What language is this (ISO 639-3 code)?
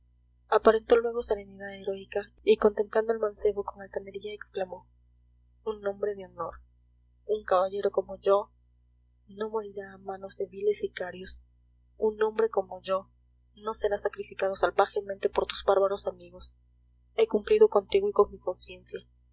spa